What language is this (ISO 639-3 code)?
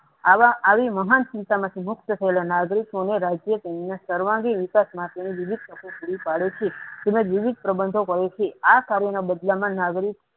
guj